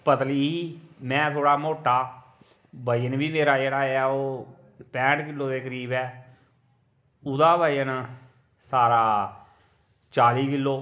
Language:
Dogri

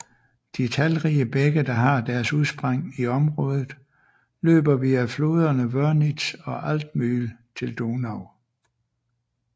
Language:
Danish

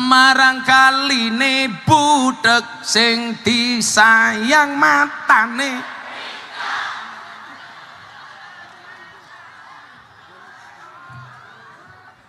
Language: Indonesian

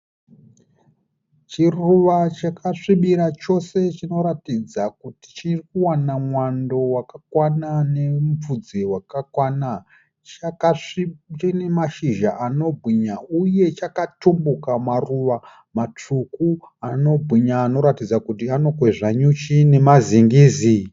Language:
Shona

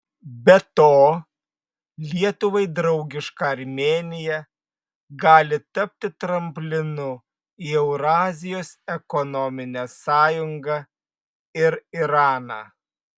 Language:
Lithuanian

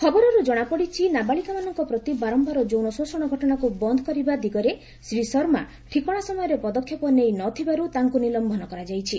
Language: Odia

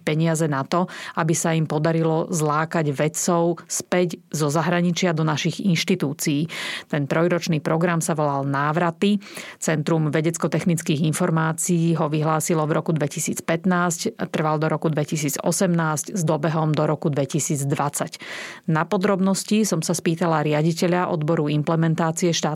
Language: Slovak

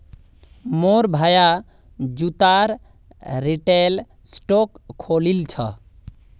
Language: Magahi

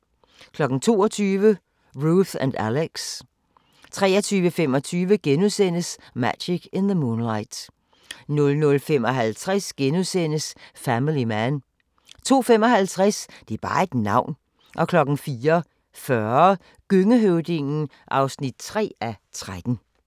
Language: Danish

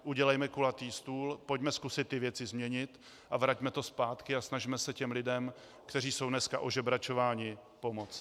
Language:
Czech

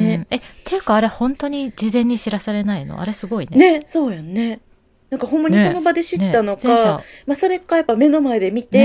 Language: Japanese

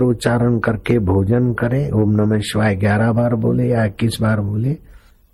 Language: Hindi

